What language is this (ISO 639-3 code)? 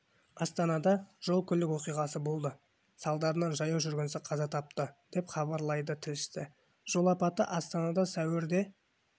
kaz